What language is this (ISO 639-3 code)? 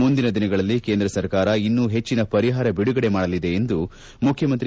kan